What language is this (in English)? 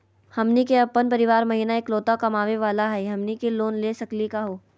Magahi